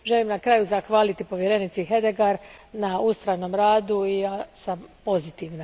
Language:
Croatian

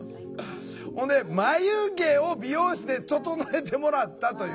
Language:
Japanese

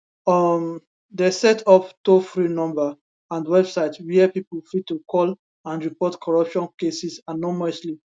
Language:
Nigerian Pidgin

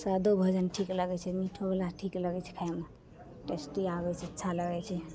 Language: Maithili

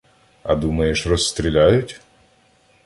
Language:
Ukrainian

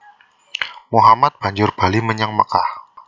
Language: Javanese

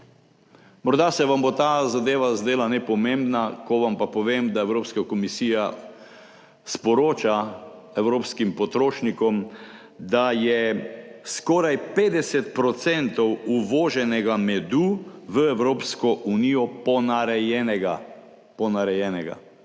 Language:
Slovenian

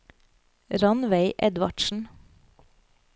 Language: Norwegian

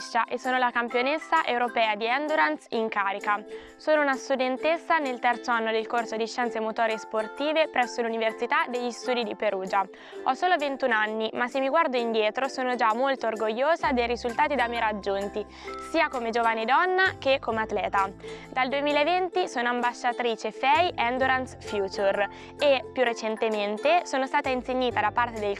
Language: Italian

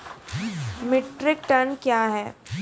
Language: Maithili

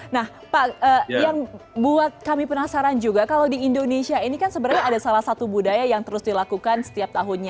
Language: Indonesian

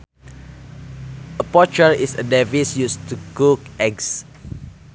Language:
Sundanese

